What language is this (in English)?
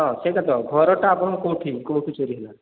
Odia